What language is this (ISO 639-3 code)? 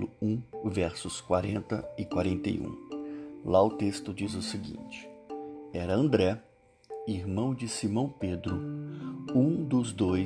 por